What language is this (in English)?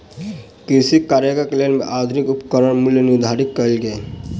Maithili